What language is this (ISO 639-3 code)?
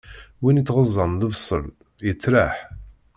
kab